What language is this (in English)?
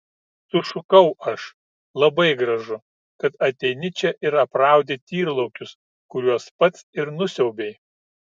Lithuanian